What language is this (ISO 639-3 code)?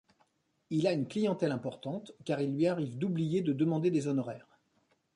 fra